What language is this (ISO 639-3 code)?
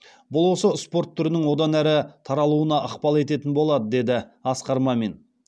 kaz